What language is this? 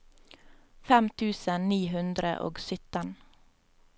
Norwegian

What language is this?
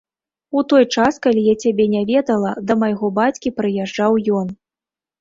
Belarusian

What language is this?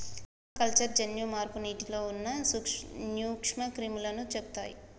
Telugu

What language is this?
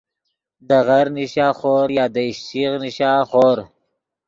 Yidgha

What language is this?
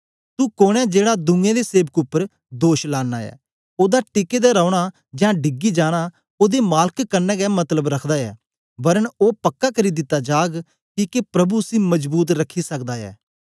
Dogri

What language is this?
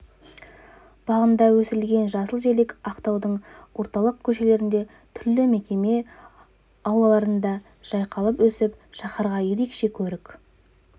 Kazakh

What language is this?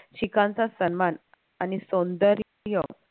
Marathi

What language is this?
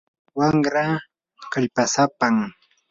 Yanahuanca Pasco Quechua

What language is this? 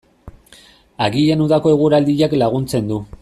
Basque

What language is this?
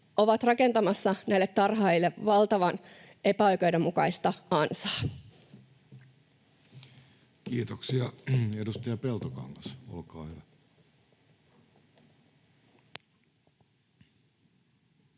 Finnish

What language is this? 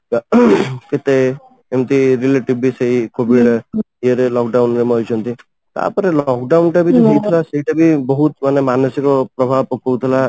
Odia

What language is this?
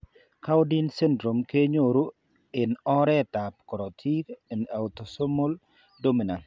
Kalenjin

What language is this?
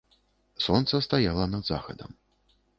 Belarusian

